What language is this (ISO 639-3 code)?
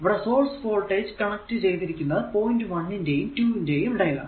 mal